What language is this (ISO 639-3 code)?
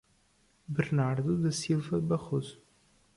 por